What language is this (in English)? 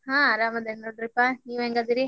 Kannada